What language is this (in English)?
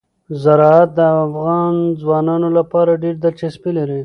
Pashto